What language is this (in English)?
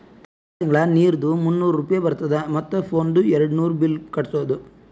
Kannada